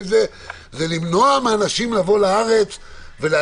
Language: Hebrew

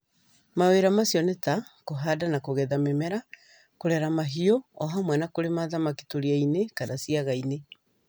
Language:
Kikuyu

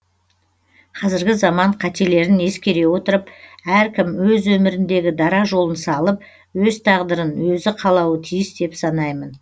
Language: Kazakh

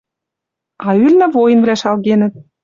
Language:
Western Mari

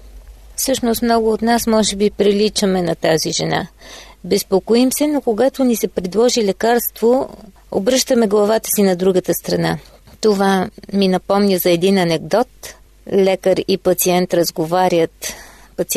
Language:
Bulgarian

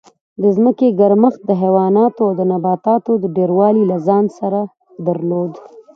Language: Pashto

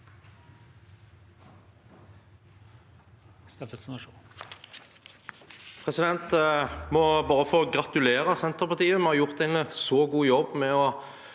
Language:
Norwegian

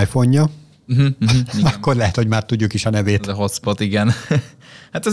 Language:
Hungarian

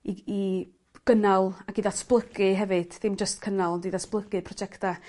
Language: Welsh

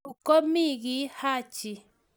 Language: Kalenjin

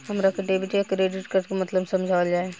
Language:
Bhojpuri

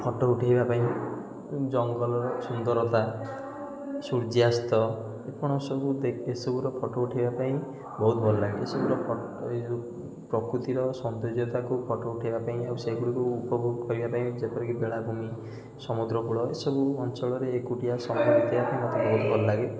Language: Odia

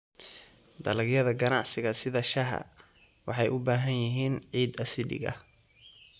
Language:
Somali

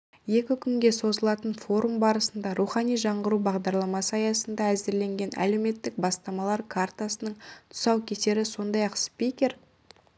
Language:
Kazakh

